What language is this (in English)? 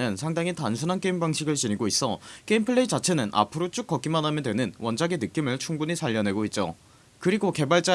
Korean